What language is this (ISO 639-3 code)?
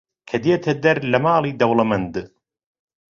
ckb